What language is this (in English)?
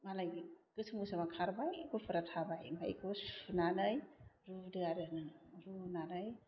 Bodo